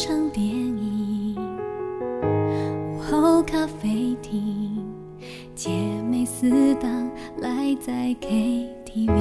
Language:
Chinese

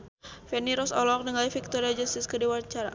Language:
Sundanese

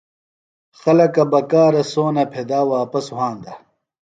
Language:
Phalura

